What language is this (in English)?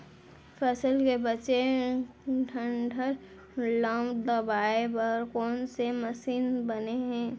Chhattisgarhi